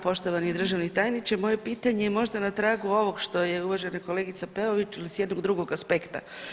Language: Croatian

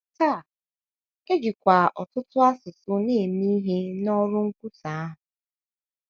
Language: Igbo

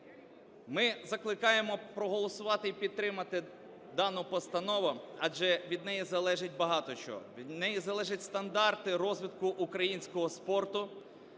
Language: Ukrainian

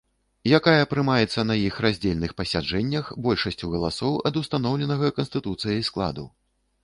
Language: Belarusian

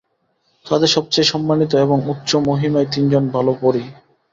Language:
Bangla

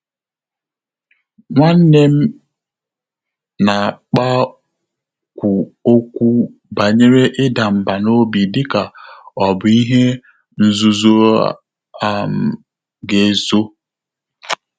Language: Igbo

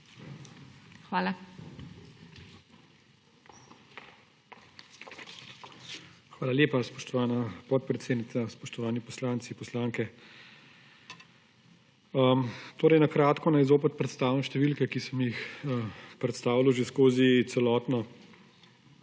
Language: Slovenian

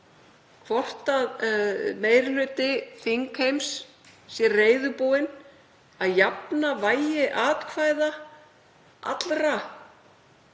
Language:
Icelandic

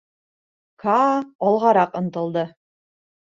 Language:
Bashkir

